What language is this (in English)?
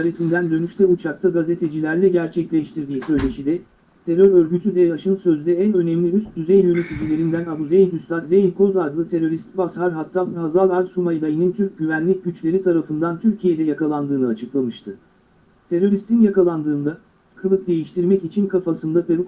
Turkish